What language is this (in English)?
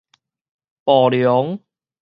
Min Nan Chinese